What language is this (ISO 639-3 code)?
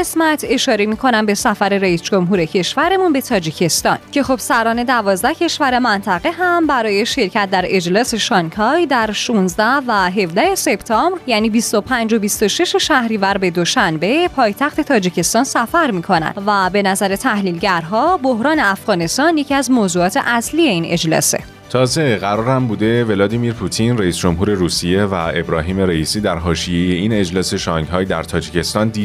fas